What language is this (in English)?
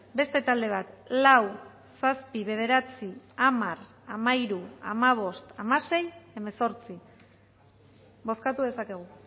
Basque